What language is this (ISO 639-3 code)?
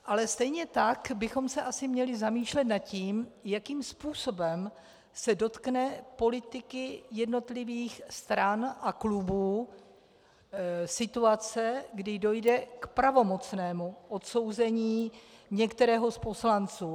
ces